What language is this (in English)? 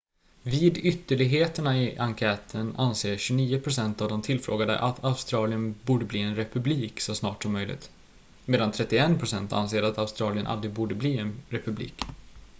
Swedish